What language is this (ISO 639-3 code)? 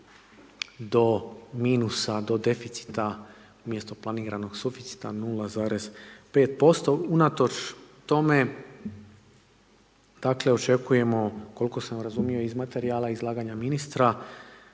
hrv